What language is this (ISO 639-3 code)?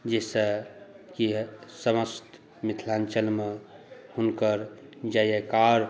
mai